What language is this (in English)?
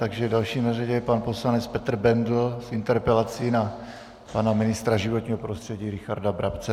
Czech